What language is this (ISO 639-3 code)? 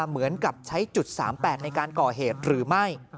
tha